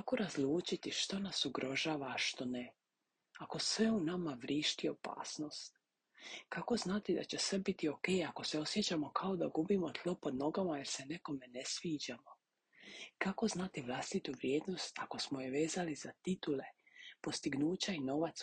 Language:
Croatian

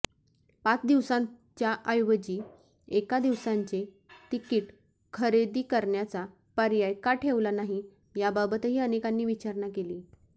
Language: Marathi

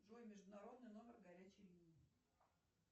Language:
Russian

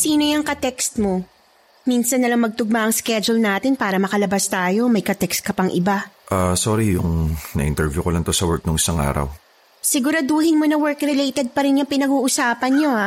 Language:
Filipino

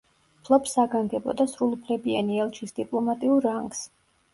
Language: Georgian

